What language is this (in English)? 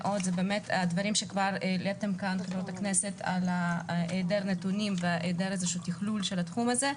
Hebrew